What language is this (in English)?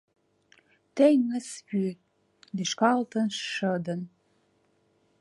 Mari